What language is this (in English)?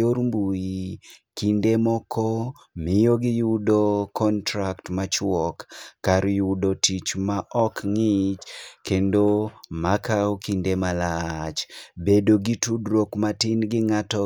Luo (Kenya and Tanzania)